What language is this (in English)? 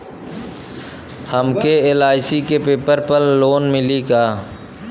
Bhojpuri